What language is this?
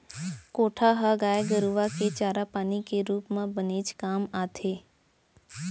Chhattisgarhi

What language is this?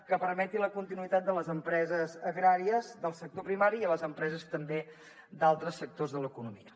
Catalan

